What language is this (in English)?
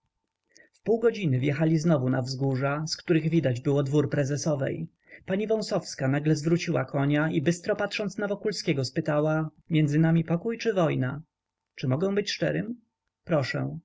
Polish